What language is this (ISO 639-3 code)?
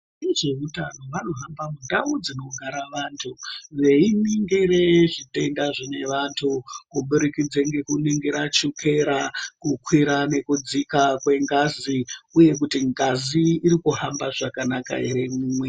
ndc